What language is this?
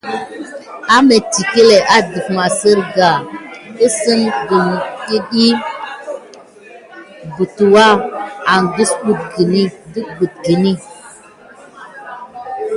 Gidar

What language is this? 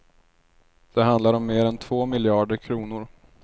Swedish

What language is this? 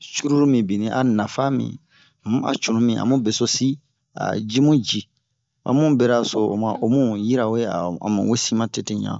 Bomu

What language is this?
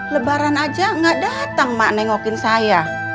Indonesian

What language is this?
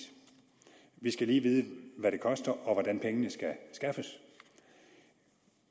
Danish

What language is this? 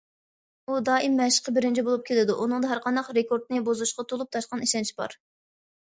Uyghur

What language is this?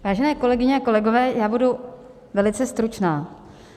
Czech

